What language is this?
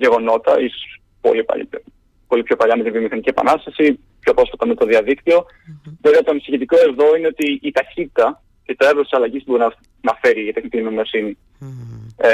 Greek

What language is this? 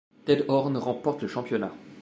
French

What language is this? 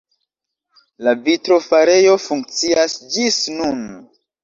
Esperanto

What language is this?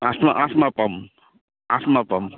Assamese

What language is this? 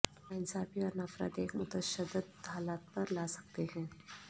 Urdu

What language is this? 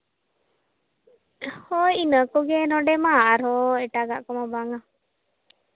Santali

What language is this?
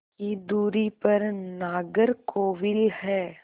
Hindi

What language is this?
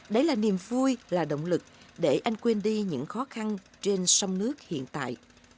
Vietnamese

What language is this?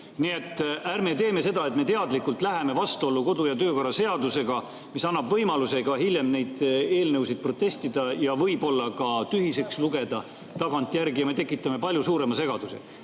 Estonian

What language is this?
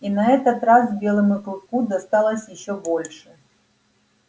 Russian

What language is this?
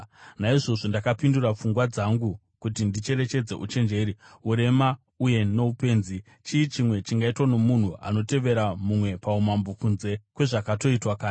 Shona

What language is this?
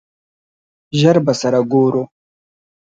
Pashto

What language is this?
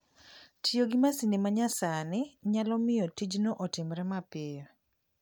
Luo (Kenya and Tanzania)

